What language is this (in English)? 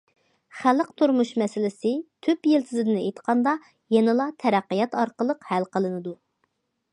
Uyghur